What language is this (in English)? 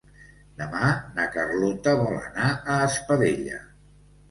Catalan